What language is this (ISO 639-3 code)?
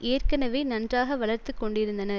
tam